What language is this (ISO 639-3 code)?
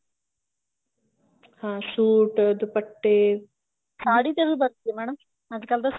pan